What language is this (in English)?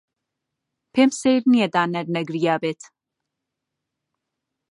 Central Kurdish